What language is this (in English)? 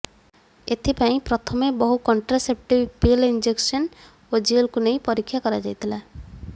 Odia